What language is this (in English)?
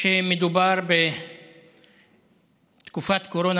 Hebrew